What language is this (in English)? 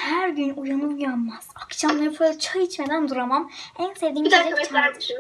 Turkish